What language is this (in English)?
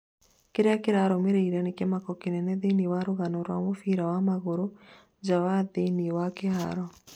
Kikuyu